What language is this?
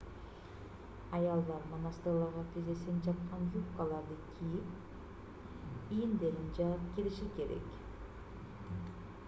Kyrgyz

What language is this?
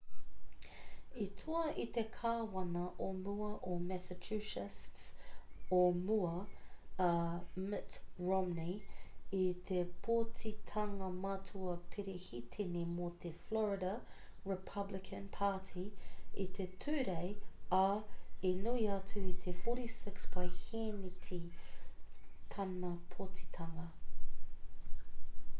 Māori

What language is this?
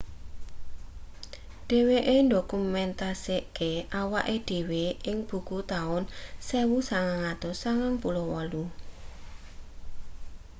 Javanese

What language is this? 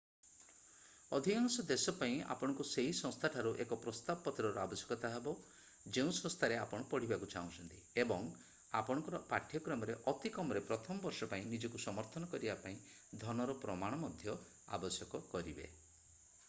Odia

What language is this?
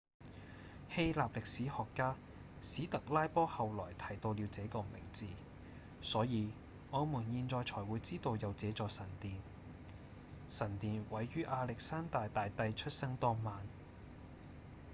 Cantonese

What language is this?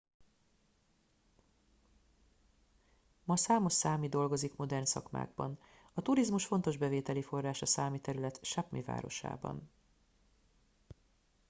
Hungarian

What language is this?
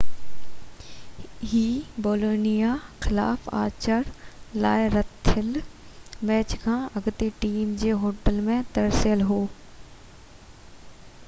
Sindhi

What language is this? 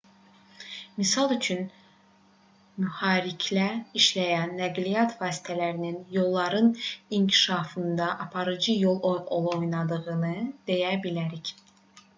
Azerbaijani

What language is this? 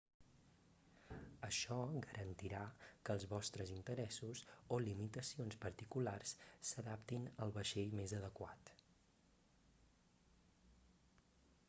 Catalan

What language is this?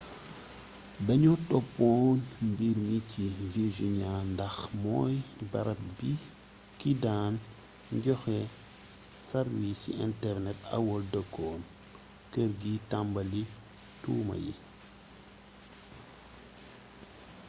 Wolof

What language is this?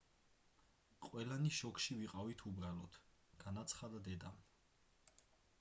Georgian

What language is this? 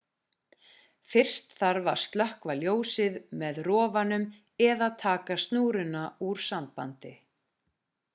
Icelandic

